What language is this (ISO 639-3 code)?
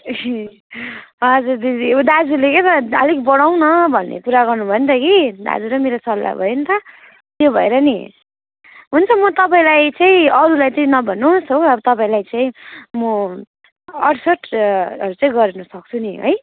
nep